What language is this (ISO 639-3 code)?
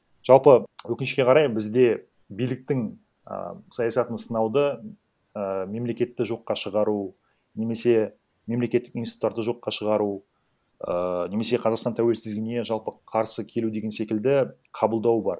kaz